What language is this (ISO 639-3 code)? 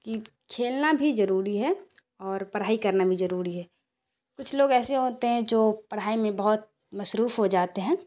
urd